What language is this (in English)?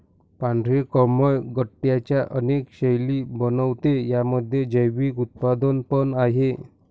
Marathi